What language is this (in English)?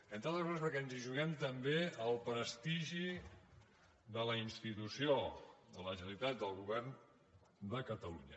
Catalan